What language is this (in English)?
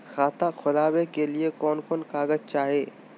Magahi